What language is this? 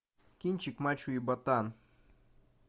Russian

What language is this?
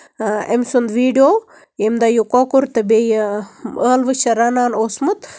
Kashmiri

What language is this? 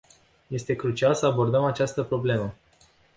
Romanian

